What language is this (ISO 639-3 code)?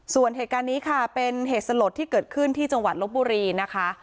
tha